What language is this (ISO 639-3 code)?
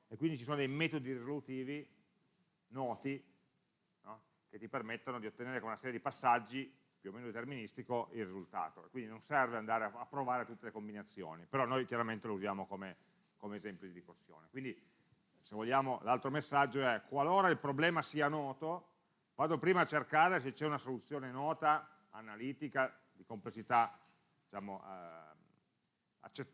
ita